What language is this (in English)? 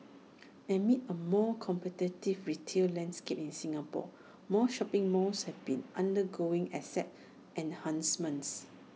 English